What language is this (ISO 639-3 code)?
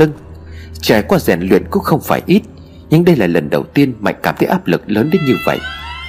vie